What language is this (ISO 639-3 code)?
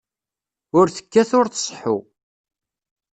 kab